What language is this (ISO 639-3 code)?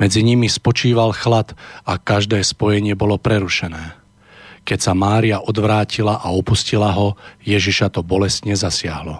slk